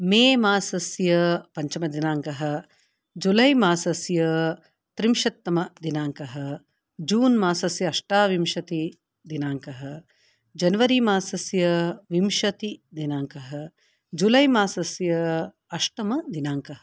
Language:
Sanskrit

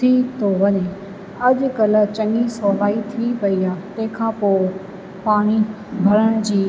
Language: Sindhi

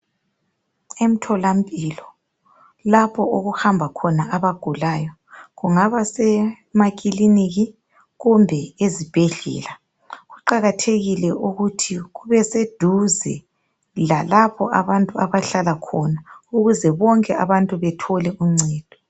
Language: North Ndebele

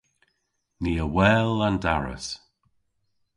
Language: Cornish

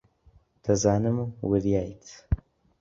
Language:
Central Kurdish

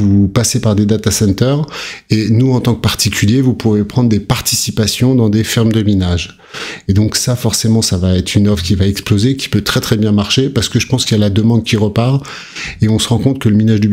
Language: French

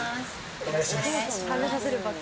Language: Japanese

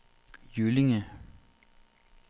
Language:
Danish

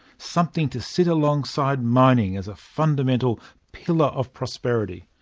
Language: English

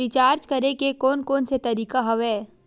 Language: Chhattisgarhi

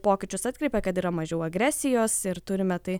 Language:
Lithuanian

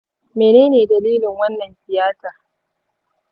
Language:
Hausa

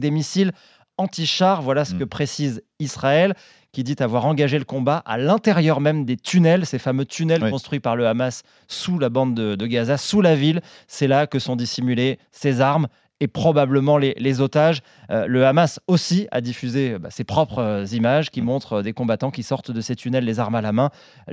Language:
French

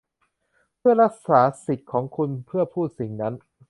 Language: Thai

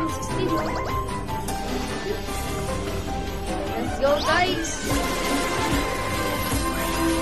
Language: Filipino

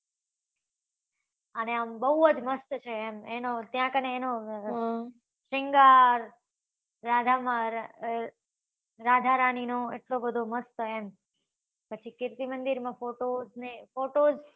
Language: Gujarati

